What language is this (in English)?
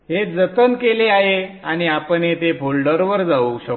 Marathi